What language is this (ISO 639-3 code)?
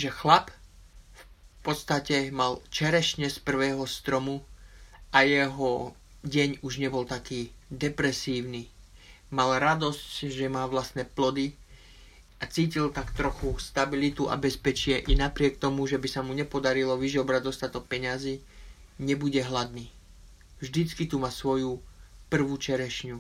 slk